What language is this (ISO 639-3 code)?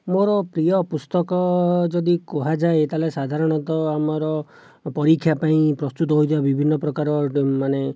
ori